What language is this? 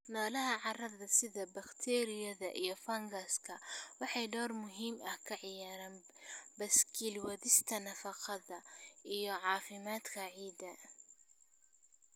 Somali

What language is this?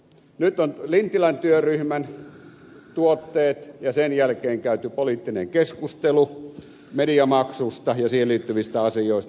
Finnish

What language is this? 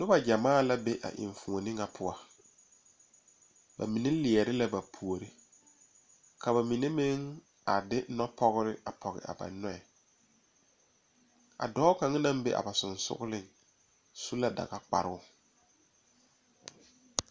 Southern Dagaare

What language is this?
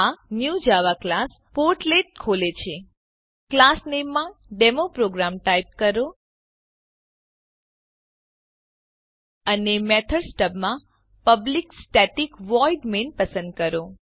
Gujarati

